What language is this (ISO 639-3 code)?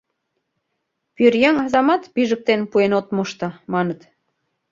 chm